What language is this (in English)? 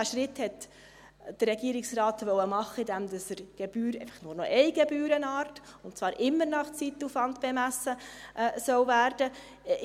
Swiss German